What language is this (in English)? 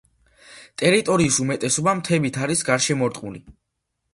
Georgian